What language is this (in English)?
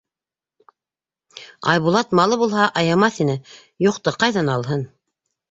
Bashkir